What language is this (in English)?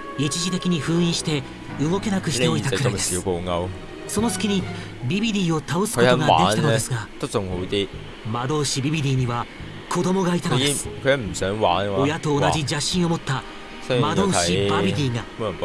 Japanese